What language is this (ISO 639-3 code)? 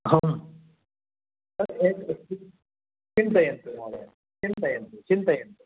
san